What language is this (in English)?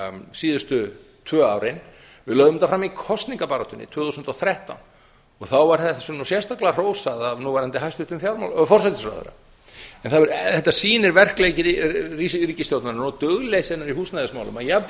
Icelandic